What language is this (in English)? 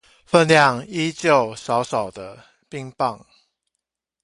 Chinese